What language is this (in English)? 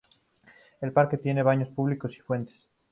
Spanish